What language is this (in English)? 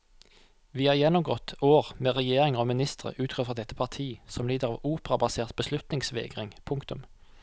Norwegian